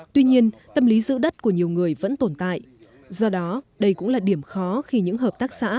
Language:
Vietnamese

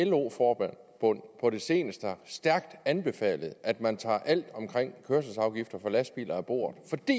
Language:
Danish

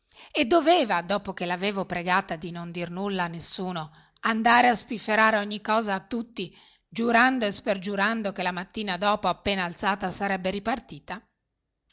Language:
Italian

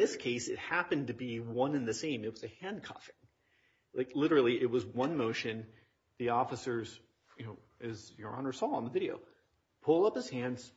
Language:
English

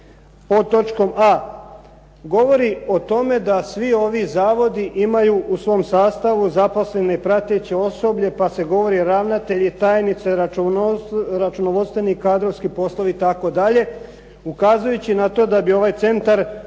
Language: Croatian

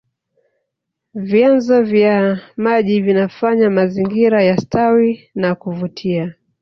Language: Swahili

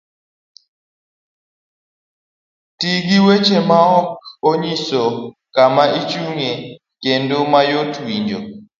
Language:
Luo (Kenya and Tanzania)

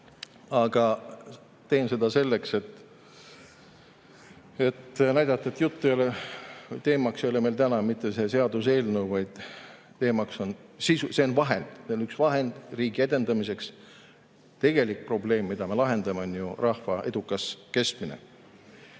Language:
Estonian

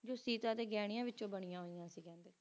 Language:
Punjabi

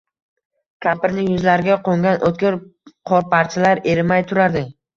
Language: Uzbek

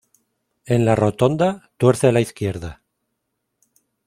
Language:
Spanish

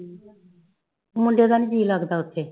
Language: Punjabi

